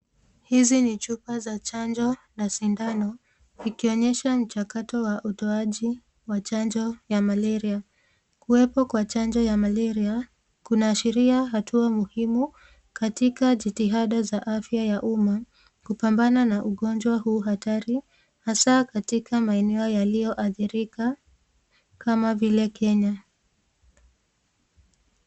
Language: Swahili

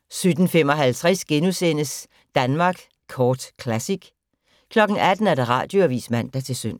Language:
Danish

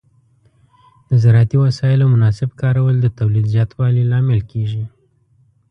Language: Pashto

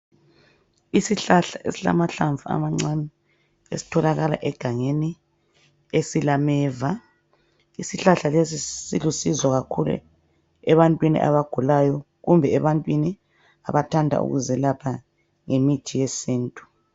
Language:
North Ndebele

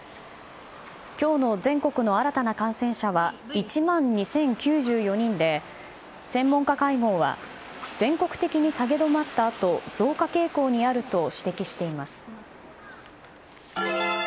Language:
Japanese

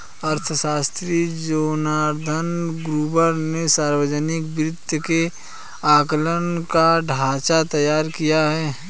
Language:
Hindi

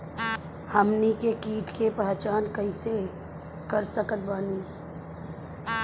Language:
Bhojpuri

